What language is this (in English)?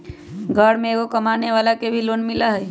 Magahi